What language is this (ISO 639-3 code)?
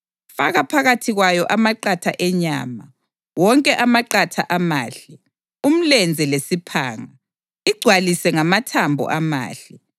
nde